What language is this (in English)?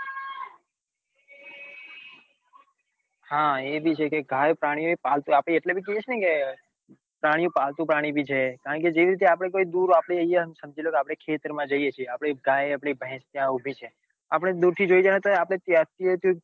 Gujarati